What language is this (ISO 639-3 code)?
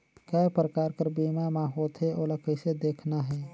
hne